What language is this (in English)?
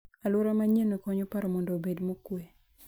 Luo (Kenya and Tanzania)